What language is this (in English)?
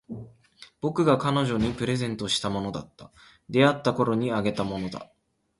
Japanese